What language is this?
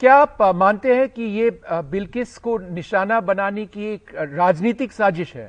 Hindi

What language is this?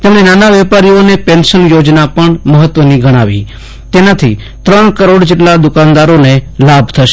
Gujarati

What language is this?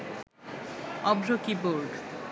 Bangla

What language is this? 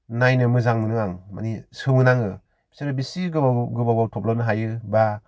Bodo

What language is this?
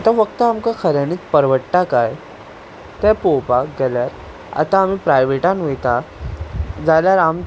Konkani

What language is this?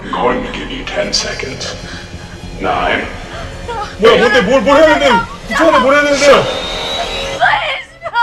Korean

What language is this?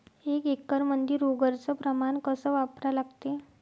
Marathi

